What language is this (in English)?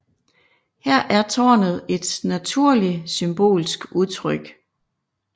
Danish